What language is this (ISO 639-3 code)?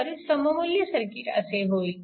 mar